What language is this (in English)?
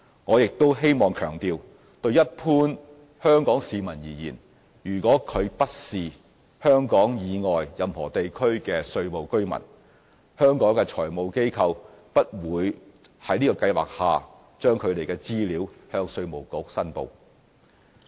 Cantonese